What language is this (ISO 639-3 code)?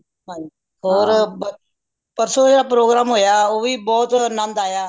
pan